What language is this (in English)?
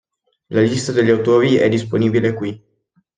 Italian